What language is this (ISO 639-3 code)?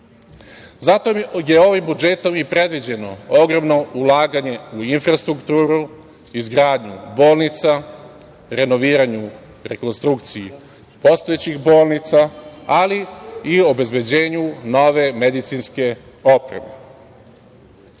srp